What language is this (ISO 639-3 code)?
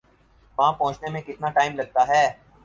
urd